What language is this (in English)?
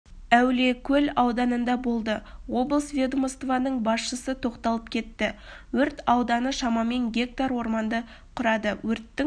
Kazakh